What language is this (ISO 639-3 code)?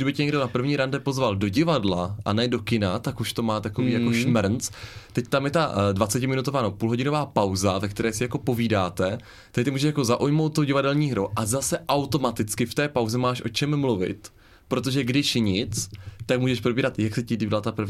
ces